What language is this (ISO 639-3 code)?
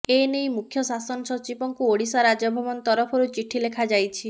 ori